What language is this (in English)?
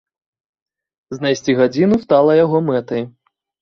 Belarusian